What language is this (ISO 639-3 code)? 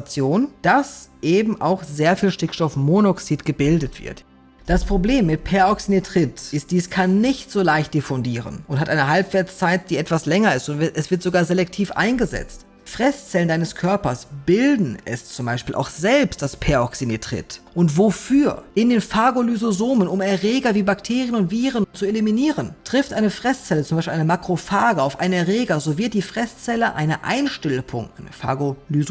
deu